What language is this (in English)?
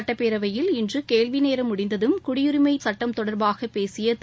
Tamil